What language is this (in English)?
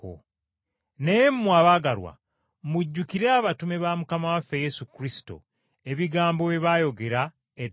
Ganda